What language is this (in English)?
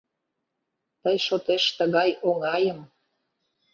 Mari